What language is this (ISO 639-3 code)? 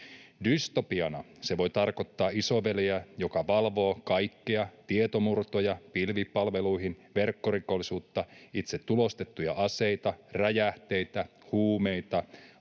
fin